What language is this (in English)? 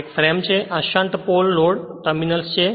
Gujarati